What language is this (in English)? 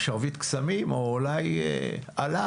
Hebrew